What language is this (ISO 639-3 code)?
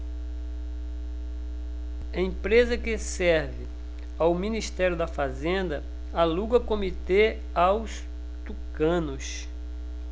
por